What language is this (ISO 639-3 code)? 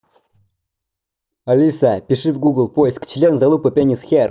rus